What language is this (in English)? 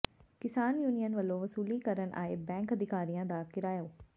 Punjabi